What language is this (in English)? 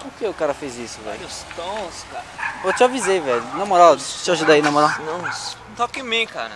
Portuguese